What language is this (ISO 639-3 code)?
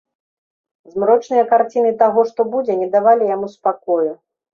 bel